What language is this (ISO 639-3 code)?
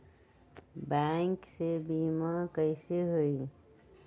mag